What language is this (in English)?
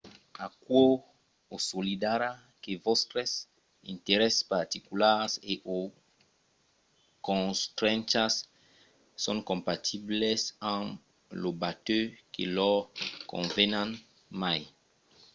Occitan